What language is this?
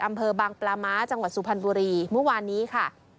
Thai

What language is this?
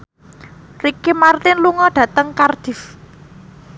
Javanese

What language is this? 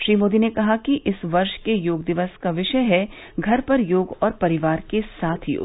Hindi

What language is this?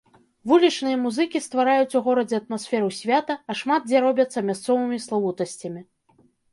Belarusian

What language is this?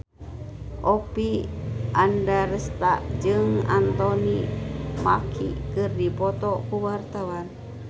Sundanese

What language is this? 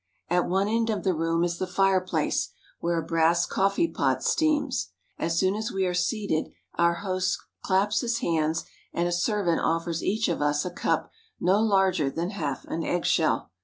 English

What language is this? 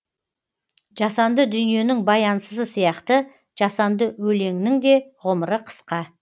Kazakh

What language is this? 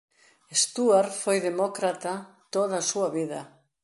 Galician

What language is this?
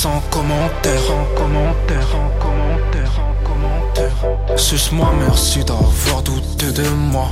French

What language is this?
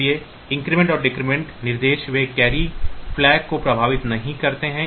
Hindi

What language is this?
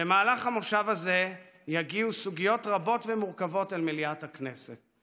Hebrew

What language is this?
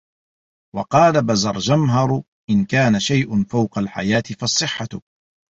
Arabic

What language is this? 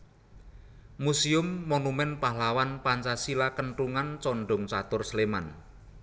Javanese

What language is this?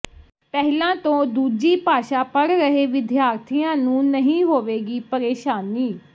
Punjabi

